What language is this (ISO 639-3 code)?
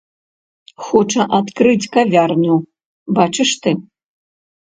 bel